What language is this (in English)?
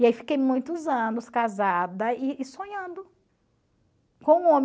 Portuguese